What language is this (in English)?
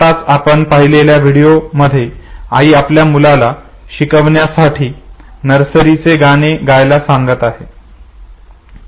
Marathi